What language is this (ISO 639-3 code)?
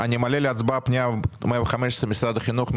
heb